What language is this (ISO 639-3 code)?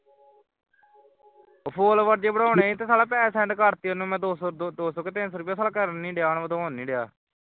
pan